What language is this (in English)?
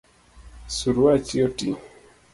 Luo (Kenya and Tanzania)